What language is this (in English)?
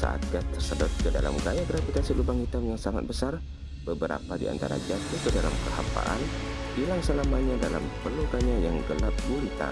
Indonesian